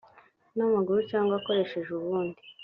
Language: Kinyarwanda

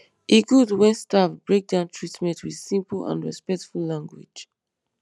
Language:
Nigerian Pidgin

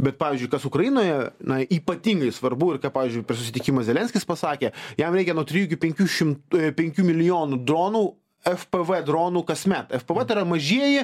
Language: Lithuanian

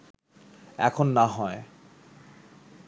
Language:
Bangla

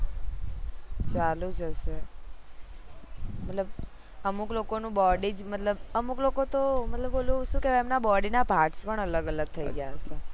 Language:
Gujarati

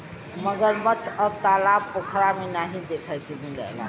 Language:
Bhojpuri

